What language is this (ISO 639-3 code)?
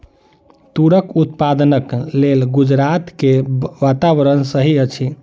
mai